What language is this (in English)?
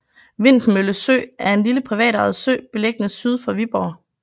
Danish